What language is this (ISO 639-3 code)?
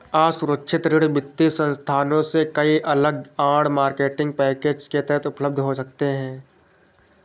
hin